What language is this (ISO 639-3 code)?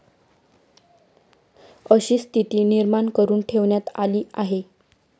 mar